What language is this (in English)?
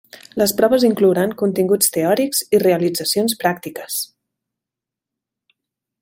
Catalan